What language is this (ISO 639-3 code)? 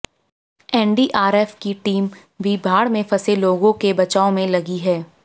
hin